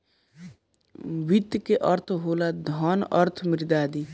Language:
Bhojpuri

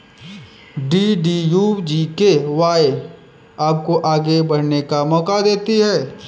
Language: Hindi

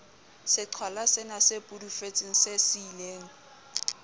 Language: Southern Sotho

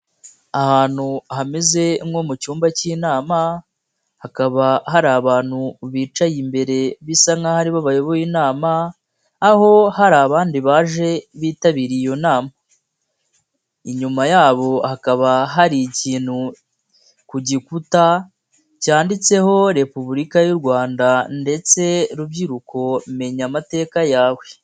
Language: Kinyarwanda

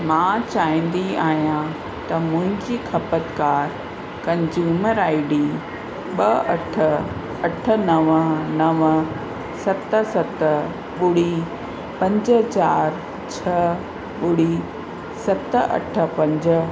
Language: Sindhi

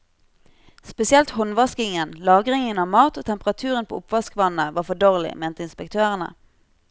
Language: Norwegian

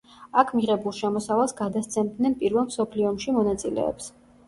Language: Georgian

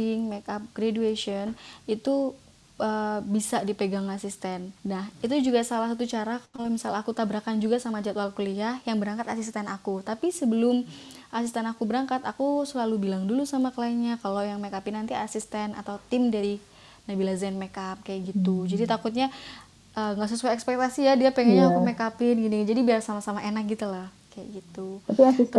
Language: Indonesian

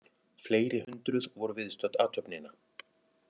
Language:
Icelandic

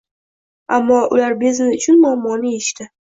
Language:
Uzbek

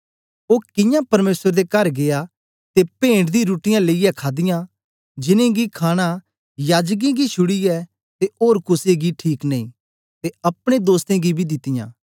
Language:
Dogri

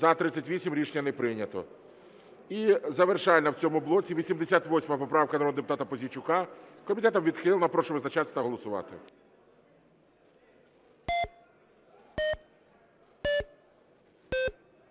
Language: Ukrainian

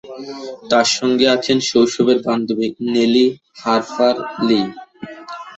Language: Bangla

